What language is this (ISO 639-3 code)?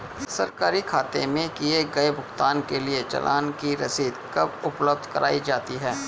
hin